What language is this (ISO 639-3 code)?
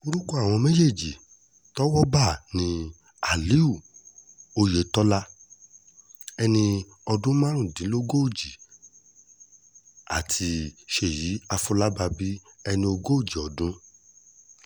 yor